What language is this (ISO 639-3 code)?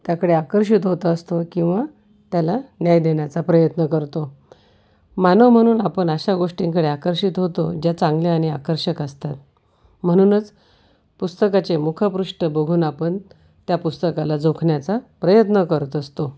mar